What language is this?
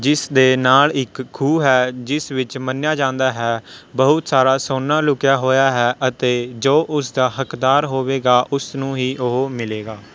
Punjabi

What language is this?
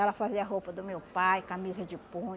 Portuguese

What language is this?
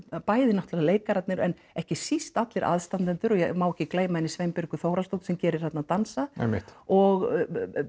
Icelandic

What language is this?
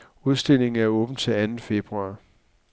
Danish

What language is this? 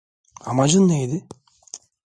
Turkish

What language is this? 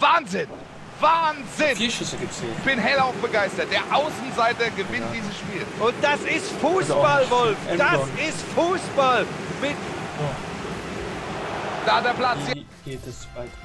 German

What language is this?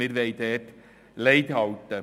Swiss German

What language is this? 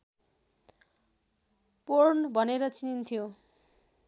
Nepali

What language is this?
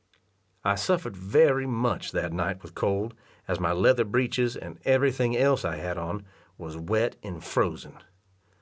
English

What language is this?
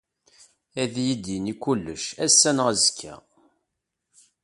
Kabyle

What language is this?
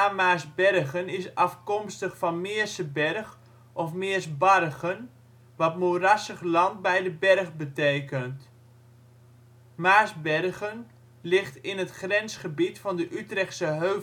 Dutch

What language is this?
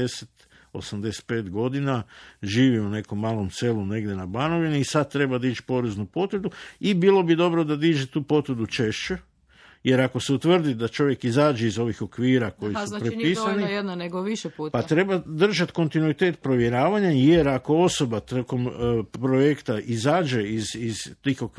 Croatian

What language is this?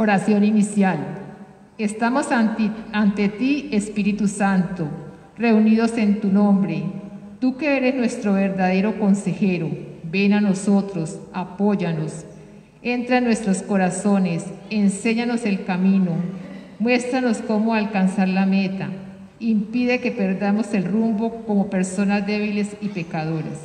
Spanish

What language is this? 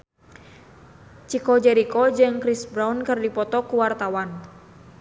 Sundanese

